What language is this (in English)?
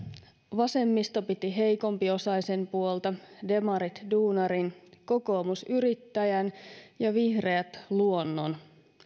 Finnish